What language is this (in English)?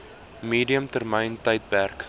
Afrikaans